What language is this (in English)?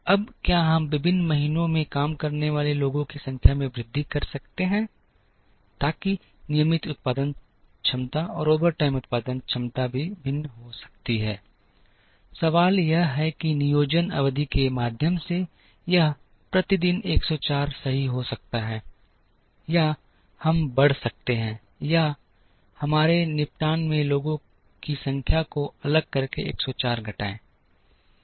Hindi